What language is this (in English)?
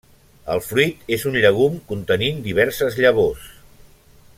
Catalan